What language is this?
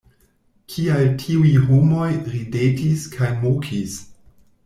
Esperanto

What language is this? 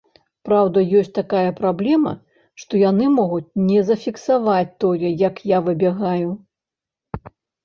Belarusian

